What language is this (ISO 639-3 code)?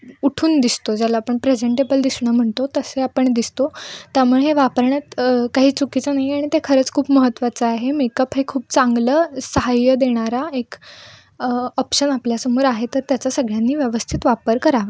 mar